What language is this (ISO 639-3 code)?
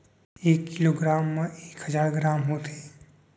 hne